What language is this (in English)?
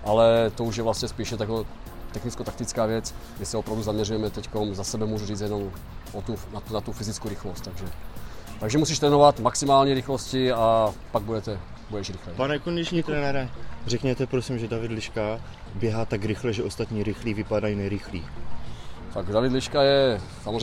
Czech